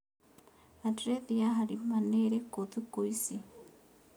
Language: Kikuyu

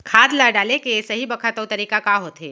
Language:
Chhattisgarhi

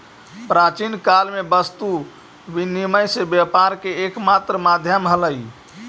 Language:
Magahi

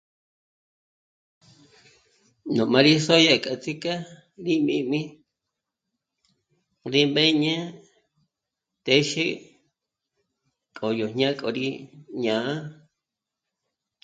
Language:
Michoacán Mazahua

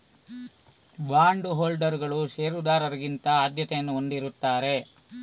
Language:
Kannada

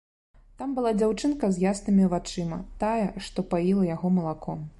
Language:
Belarusian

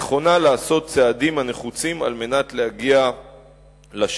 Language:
Hebrew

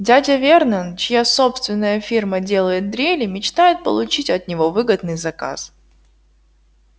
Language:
Russian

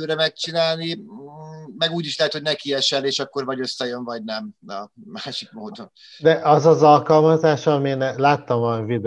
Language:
Hungarian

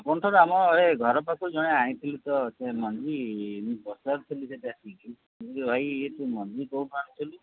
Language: Odia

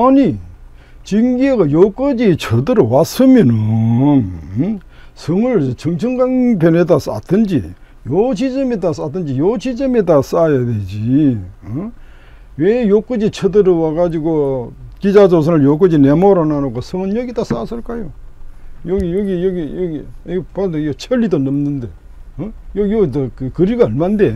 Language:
Korean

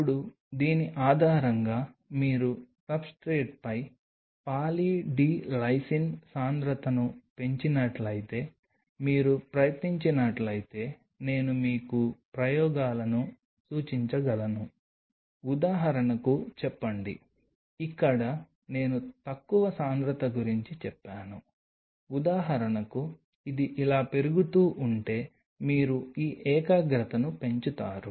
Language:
Telugu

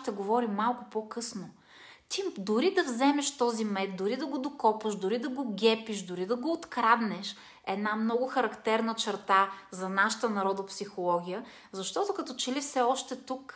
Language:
Bulgarian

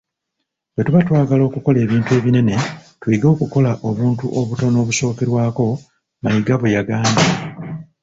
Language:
Ganda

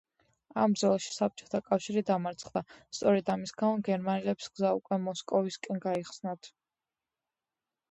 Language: Georgian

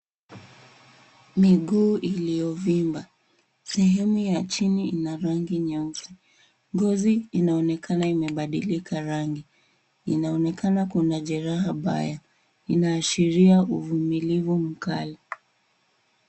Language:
Swahili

